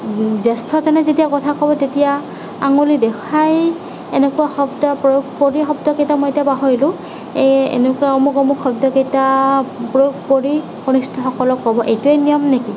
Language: Assamese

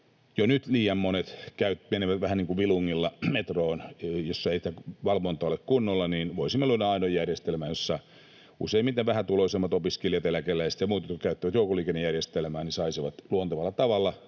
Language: Finnish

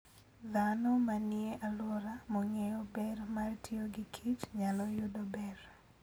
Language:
Luo (Kenya and Tanzania)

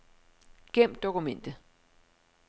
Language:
Danish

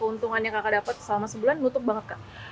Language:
Indonesian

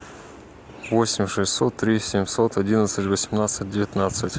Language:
Russian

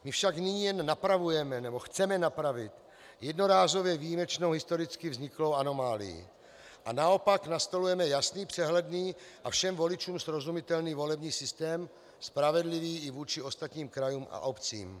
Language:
Czech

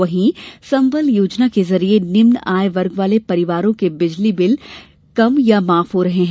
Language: Hindi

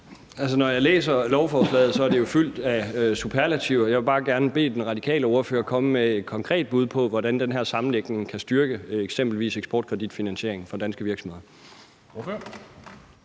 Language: Danish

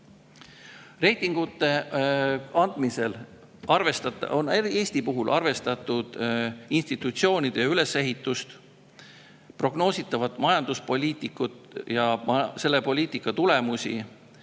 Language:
Estonian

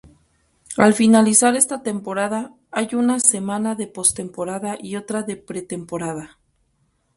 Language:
Spanish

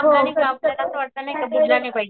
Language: Marathi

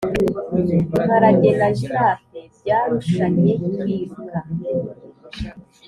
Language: Kinyarwanda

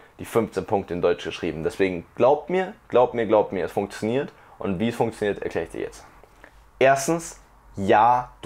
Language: German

